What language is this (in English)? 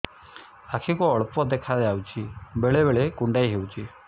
Odia